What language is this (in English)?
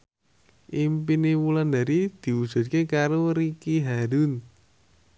Javanese